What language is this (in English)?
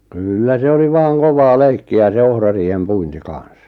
Finnish